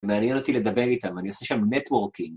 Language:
Hebrew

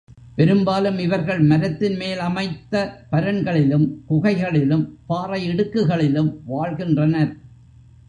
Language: Tamil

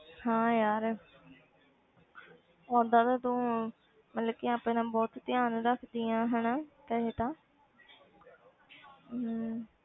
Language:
Punjabi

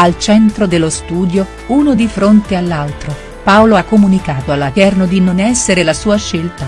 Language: Italian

